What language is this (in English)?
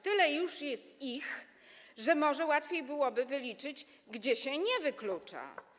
Polish